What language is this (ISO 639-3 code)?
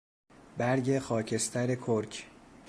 fas